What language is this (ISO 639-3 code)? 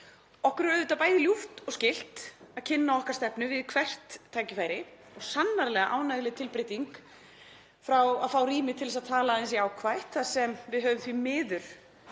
isl